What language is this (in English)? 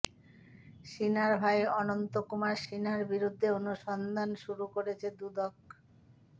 Bangla